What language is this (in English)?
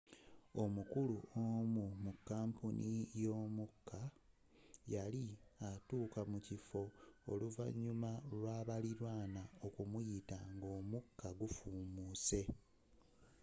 Ganda